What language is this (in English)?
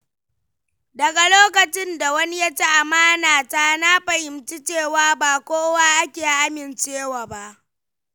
Hausa